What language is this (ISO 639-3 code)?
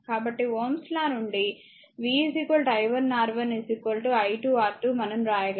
tel